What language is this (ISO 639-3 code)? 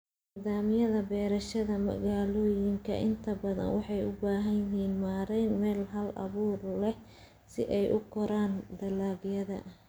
som